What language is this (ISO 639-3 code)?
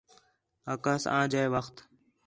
xhe